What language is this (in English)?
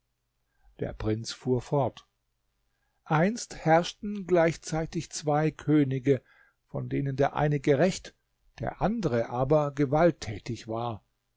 German